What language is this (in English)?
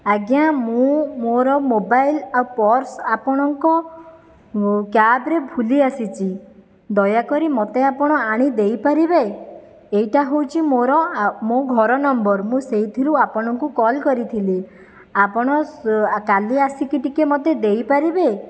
Odia